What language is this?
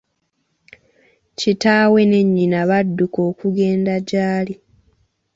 Ganda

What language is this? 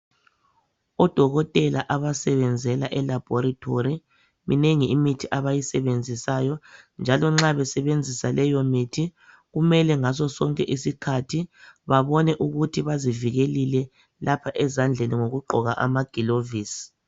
North Ndebele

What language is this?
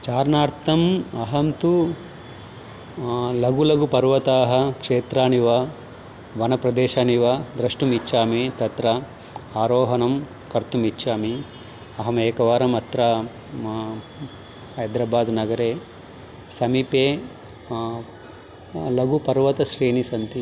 Sanskrit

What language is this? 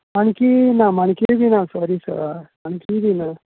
Konkani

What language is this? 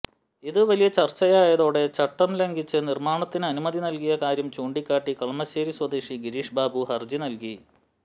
Malayalam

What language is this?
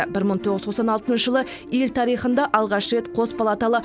Kazakh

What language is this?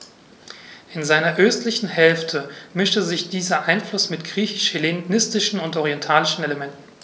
German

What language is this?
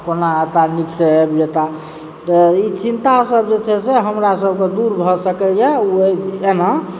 Maithili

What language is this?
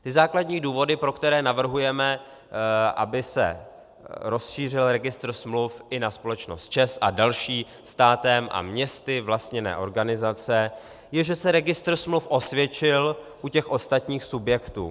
Czech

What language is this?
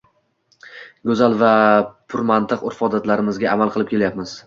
Uzbek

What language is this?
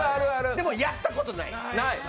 Japanese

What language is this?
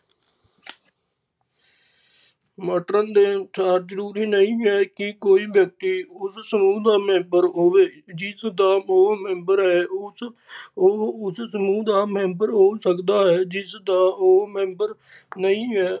Punjabi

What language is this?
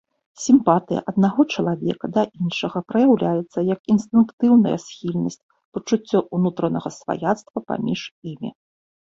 Belarusian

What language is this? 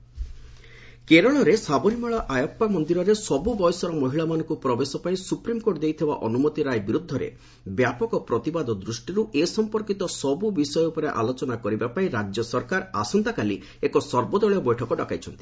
Odia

